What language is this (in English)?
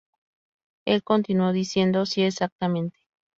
Spanish